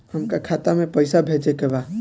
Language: Bhojpuri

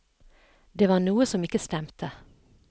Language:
Norwegian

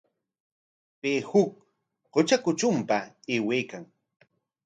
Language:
Corongo Ancash Quechua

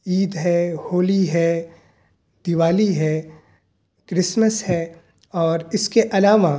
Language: Urdu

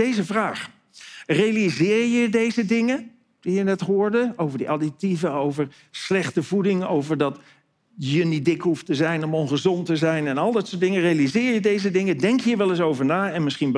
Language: Dutch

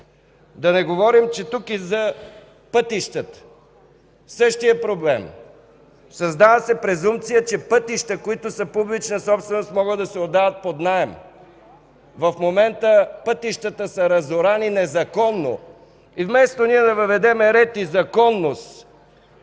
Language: Bulgarian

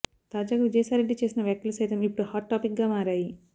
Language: Telugu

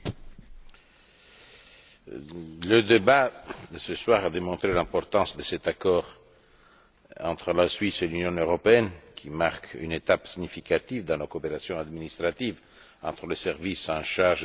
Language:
French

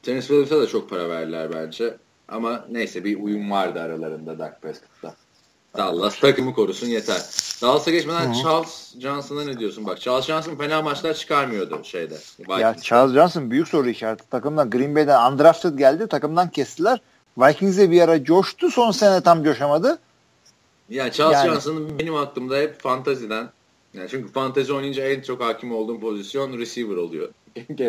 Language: Turkish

